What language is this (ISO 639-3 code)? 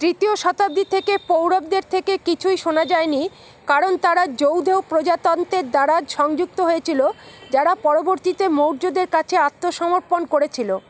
ben